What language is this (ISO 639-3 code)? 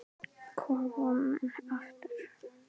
isl